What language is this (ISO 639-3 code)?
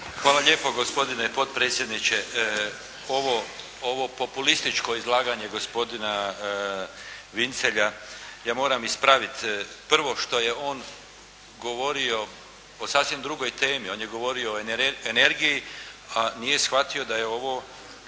hrv